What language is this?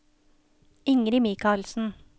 Norwegian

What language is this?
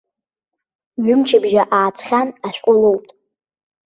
Abkhazian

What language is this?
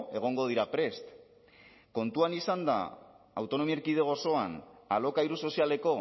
Basque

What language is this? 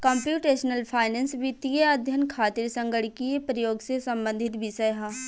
Bhojpuri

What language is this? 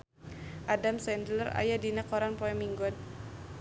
Sundanese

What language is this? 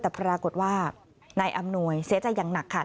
Thai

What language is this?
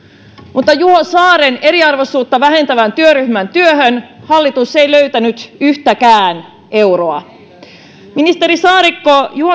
Finnish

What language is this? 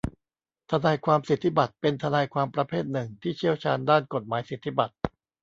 Thai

